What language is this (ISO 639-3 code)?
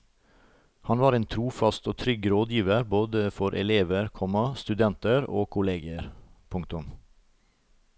nor